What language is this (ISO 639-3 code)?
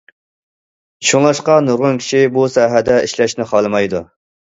uig